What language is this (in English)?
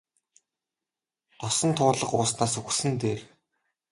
Mongolian